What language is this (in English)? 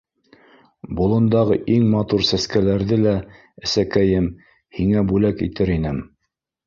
Bashkir